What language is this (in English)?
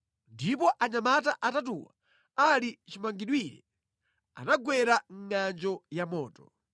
Nyanja